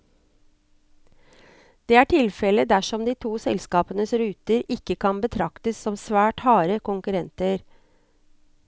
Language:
Norwegian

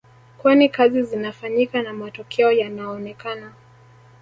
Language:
Swahili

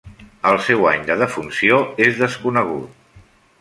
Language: Catalan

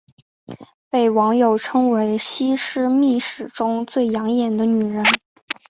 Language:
Chinese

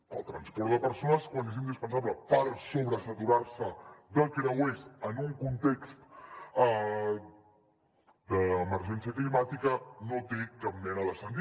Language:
Catalan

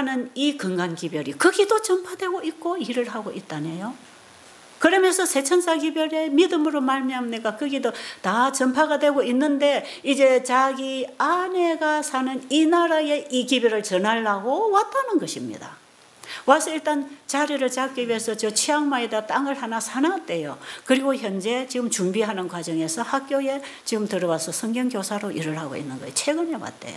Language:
Korean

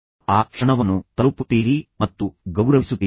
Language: Kannada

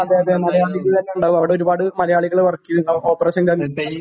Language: Malayalam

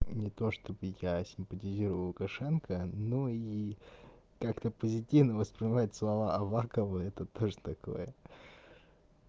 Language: Russian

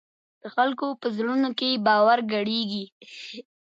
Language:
Pashto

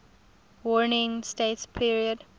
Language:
English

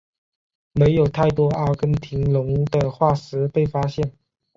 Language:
Chinese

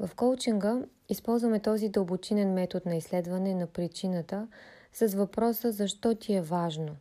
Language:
Bulgarian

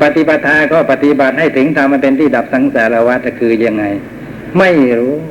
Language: Thai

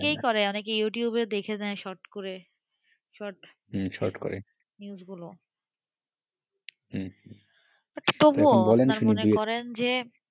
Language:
Bangla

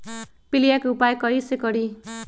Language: Magahi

